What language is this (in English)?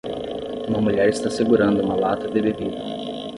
Portuguese